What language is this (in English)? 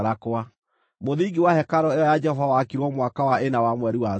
Kikuyu